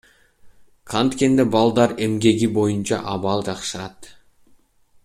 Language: Kyrgyz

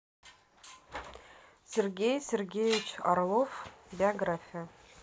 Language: Russian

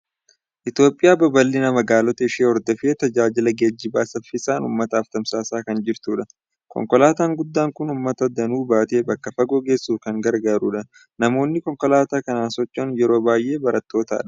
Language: Oromo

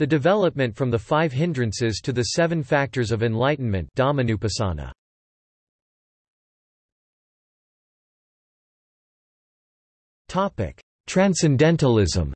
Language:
English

